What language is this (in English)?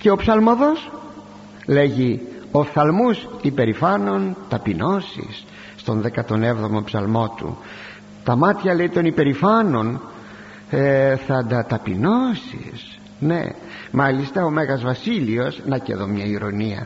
Greek